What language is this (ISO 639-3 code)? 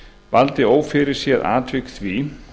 isl